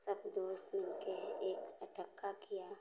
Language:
Hindi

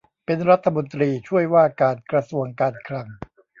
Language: Thai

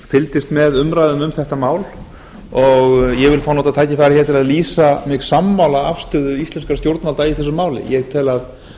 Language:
Icelandic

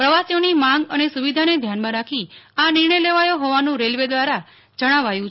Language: Gujarati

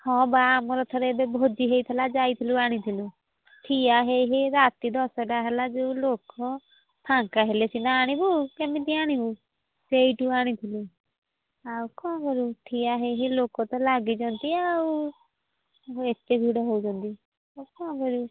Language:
Odia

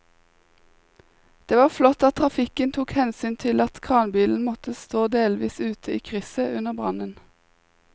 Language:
Norwegian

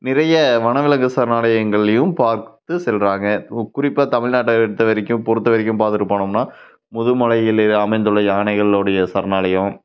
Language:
Tamil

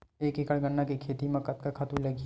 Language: Chhattisgarhi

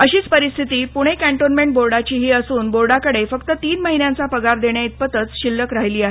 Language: Marathi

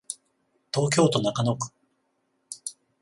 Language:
Japanese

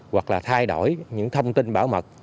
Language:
Vietnamese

